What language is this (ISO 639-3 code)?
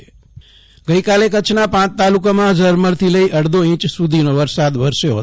guj